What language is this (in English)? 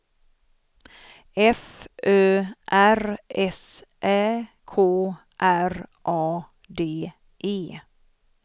Swedish